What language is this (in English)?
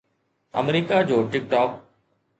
Sindhi